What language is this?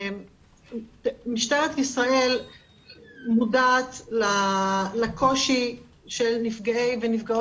Hebrew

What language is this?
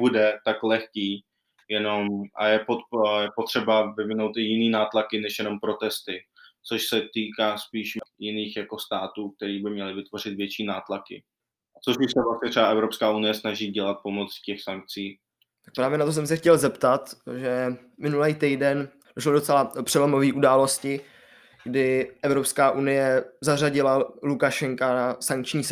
Czech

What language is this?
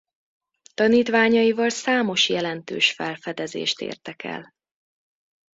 Hungarian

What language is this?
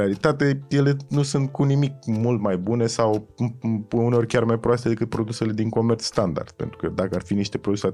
Romanian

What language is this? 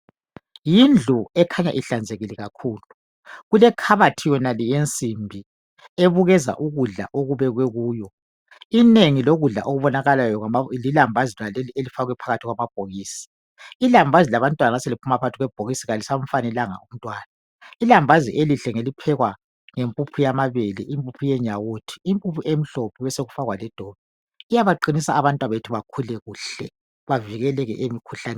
North Ndebele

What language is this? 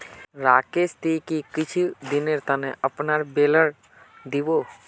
Magahi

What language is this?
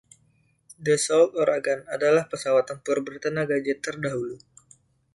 Indonesian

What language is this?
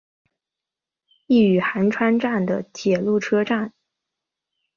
Chinese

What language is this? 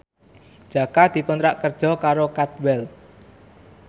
Javanese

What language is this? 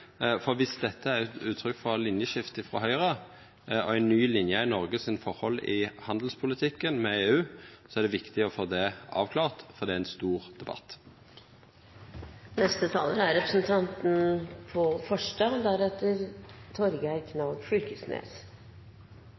Norwegian Nynorsk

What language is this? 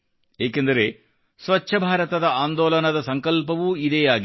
Kannada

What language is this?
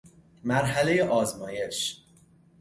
Persian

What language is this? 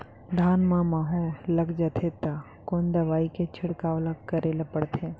Chhattisgarhi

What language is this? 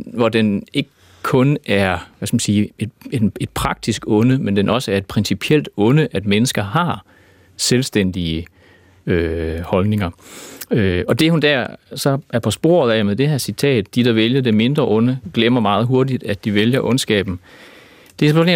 Danish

